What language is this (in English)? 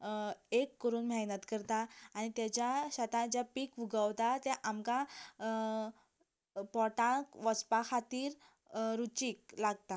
Konkani